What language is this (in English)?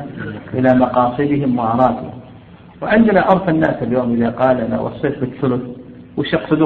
Arabic